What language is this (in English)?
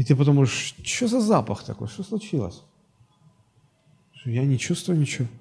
Russian